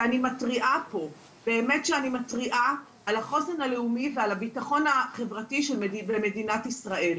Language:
Hebrew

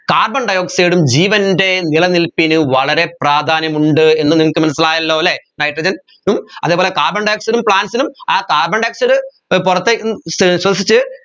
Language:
Malayalam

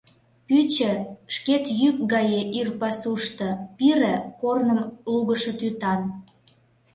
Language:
Mari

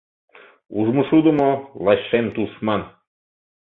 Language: Mari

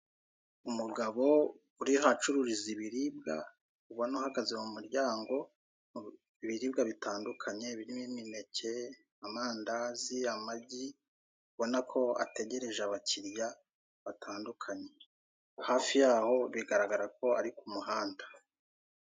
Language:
Kinyarwanda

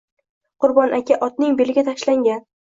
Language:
Uzbek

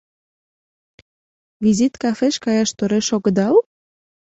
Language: Mari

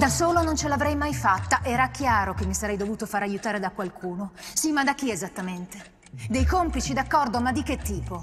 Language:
Italian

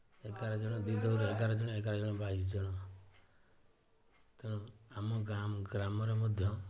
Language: Odia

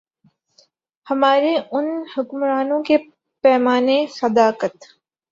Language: Urdu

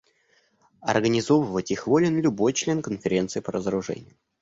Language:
Russian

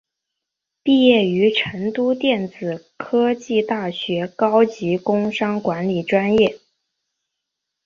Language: Chinese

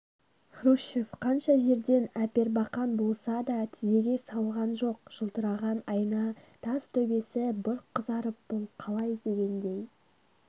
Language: Kazakh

